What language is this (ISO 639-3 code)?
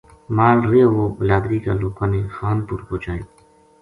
gju